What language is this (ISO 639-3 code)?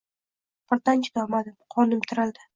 uzb